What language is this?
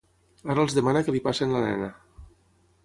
Catalan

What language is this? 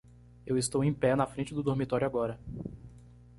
Portuguese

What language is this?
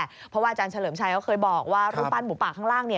Thai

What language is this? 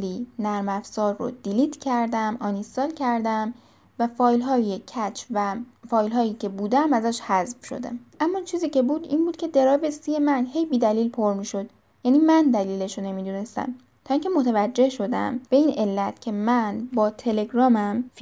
Persian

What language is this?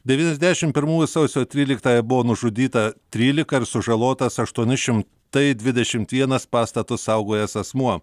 Lithuanian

